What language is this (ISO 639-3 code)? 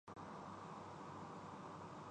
urd